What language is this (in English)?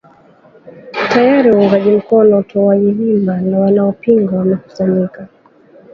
Swahili